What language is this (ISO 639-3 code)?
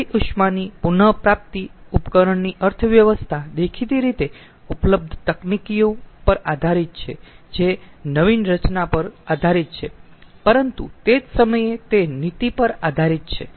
guj